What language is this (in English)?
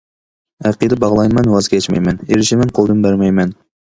Uyghur